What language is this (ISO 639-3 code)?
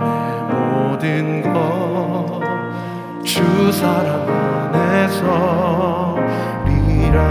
kor